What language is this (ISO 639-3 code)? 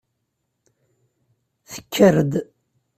kab